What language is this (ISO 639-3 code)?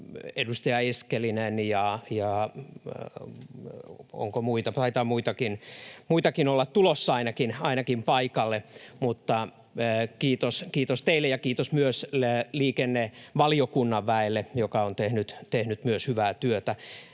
fin